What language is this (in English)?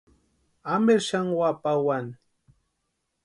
Western Highland Purepecha